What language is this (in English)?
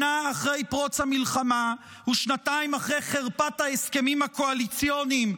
Hebrew